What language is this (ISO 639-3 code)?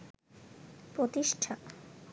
ben